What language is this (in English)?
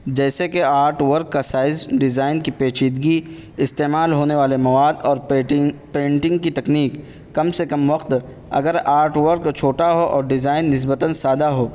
Urdu